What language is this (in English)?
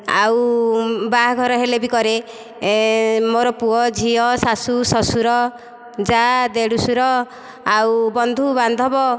Odia